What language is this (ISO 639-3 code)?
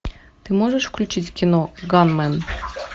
rus